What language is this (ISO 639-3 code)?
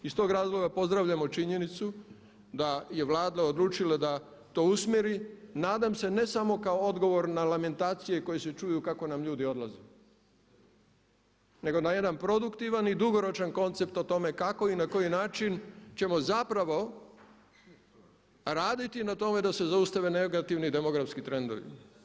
hrv